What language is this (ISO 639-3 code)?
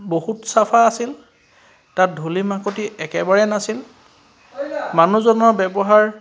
asm